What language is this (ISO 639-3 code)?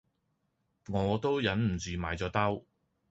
yue